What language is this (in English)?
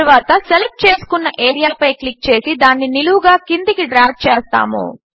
Telugu